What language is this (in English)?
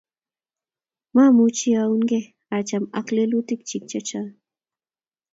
Kalenjin